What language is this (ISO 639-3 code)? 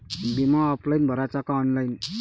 mar